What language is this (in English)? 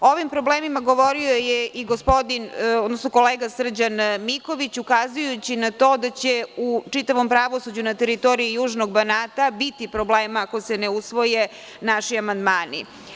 Serbian